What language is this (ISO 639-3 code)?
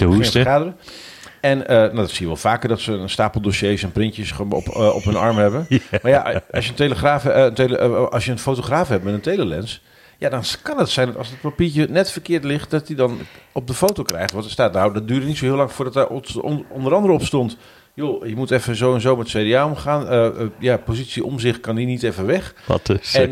nld